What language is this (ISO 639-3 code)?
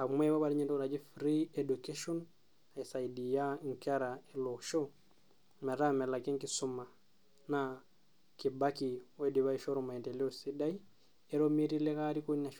mas